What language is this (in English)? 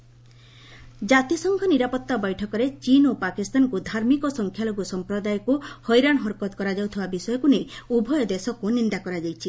Odia